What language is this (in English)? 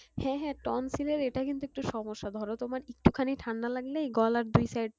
Bangla